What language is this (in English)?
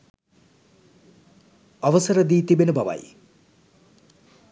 Sinhala